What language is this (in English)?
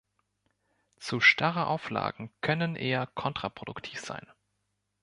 German